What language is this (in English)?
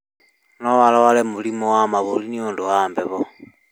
Kikuyu